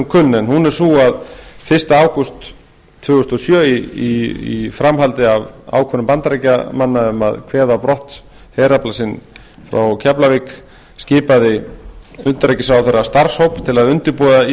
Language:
Icelandic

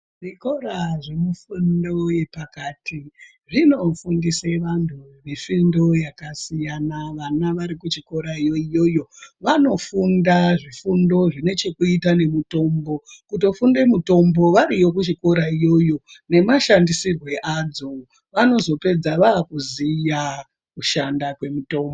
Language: Ndau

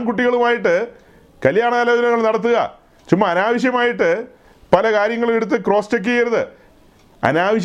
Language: Malayalam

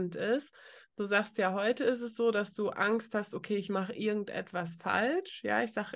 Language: German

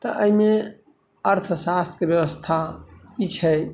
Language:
Maithili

